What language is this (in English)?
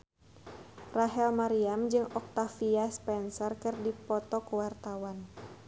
Sundanese